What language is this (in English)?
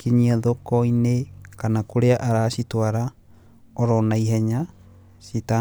Kikuyu